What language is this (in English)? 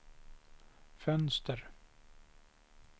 Swedish